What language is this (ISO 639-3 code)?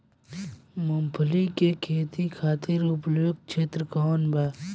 bho